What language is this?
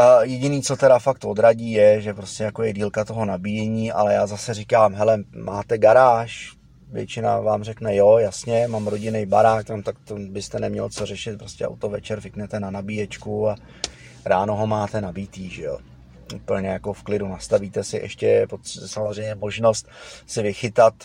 Czech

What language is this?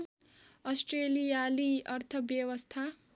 Nepali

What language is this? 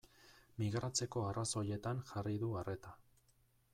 Basque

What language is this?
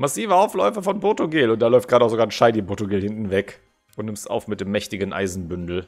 German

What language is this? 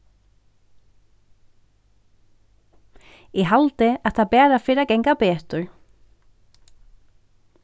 Faroese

